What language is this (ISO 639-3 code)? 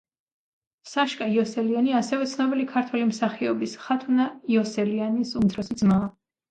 kat